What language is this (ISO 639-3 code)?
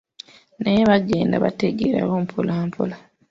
lug